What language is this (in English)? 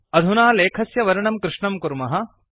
Sanskrit